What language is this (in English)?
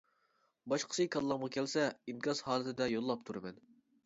Uyghur